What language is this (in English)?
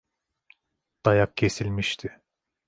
Turkish